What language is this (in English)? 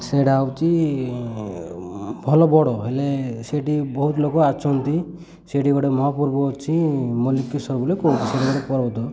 Odia